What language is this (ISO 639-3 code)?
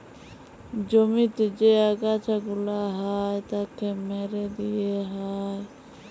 ben